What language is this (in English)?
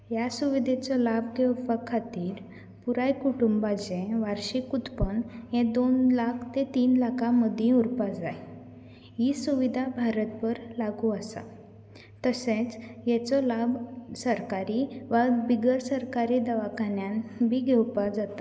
Konkani